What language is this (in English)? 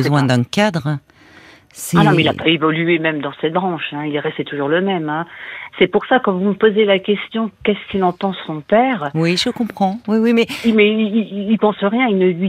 French